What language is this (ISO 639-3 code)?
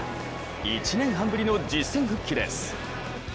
jpn